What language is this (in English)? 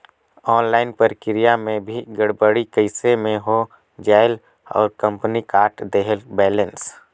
Chhattisgarhi